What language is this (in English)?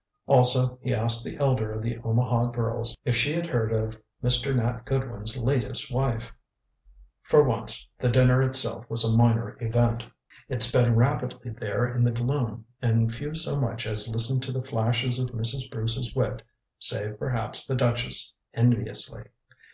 English